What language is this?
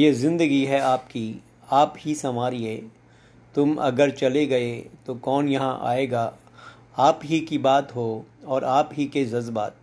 Hindi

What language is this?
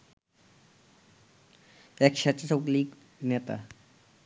Bangla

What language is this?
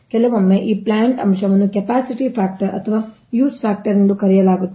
Kannada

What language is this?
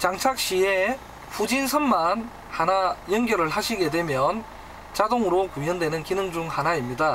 Korean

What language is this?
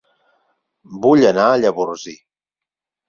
Catalan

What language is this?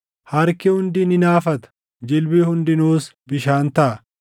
Oromo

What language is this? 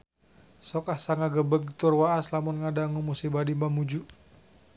Sundanese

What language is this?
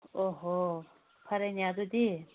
Manipuri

